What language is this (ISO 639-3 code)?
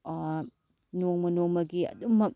mni